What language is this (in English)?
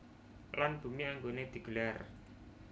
Javanese